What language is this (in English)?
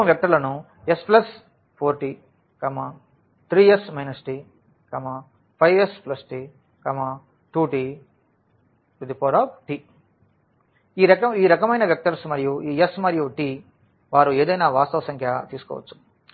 Telugu